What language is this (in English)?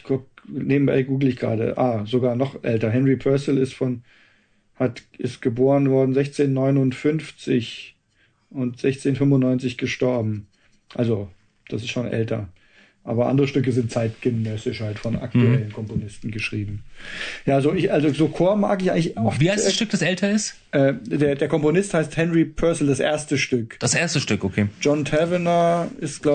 German